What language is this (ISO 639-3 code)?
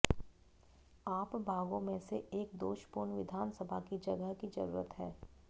hin